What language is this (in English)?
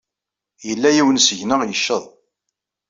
Kabyle